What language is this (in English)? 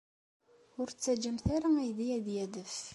Kabyle